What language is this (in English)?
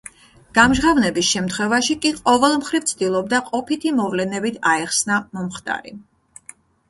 Georgian